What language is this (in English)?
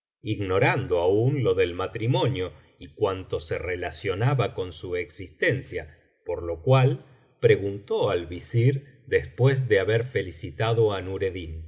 Spanish